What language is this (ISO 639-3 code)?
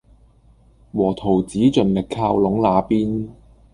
yue